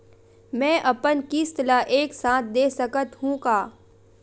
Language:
Chhattisgarhi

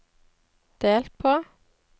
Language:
Norwegian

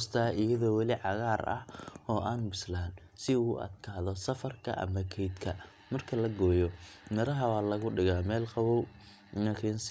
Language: Somali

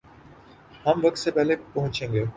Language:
Urdu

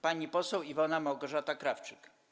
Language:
Polish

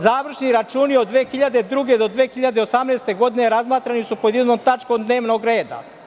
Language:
Serbian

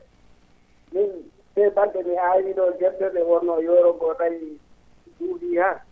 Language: Fula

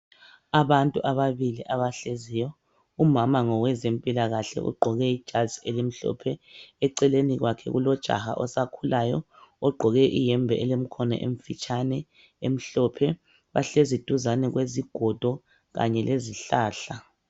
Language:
North Ndebele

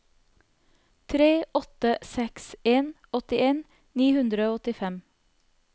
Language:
Norwegian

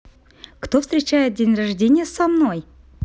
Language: Russian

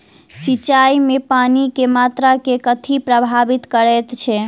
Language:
Maithili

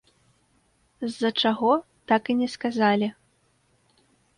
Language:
Belarusian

